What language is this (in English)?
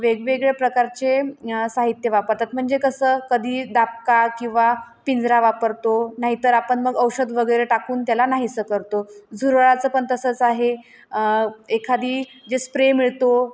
Marathi